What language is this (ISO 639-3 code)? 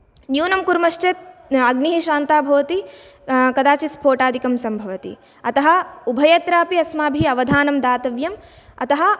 san